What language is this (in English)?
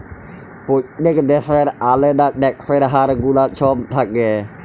Bangla